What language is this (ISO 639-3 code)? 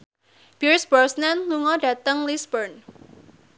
jav